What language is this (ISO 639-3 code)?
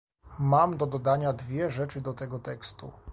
pol